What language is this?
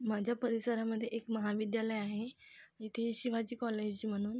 Marathi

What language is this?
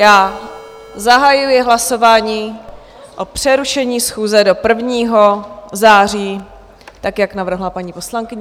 Czech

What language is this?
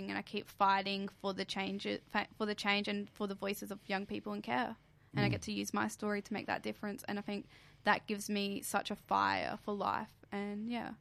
English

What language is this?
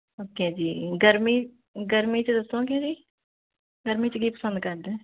Punjabi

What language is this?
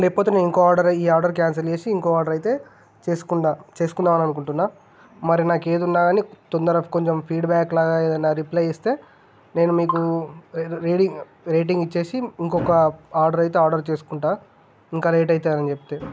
Telugu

